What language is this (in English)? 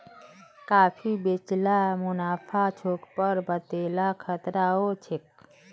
Magahi